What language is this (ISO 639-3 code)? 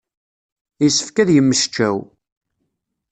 kab